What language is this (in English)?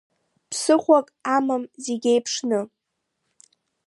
Abkhazian